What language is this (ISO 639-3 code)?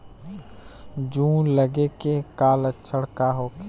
bho